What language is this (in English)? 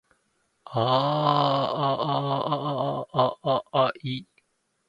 Japanese